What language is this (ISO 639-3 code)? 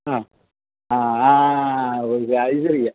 mal